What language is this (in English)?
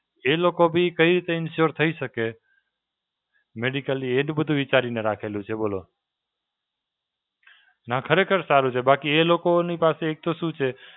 Gujarati